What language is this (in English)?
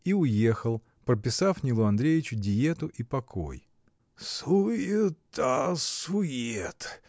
Russian